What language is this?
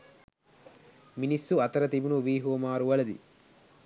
Sinhala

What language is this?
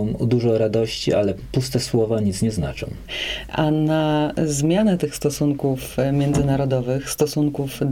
Polish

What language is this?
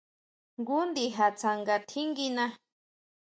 Huautla Mazatec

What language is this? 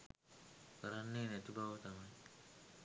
Sinhala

